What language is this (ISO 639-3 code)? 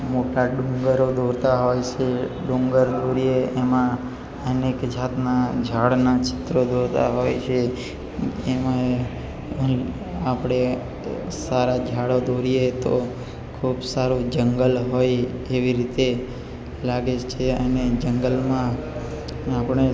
guj